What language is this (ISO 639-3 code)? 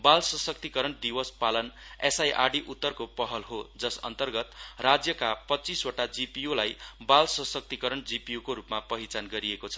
nep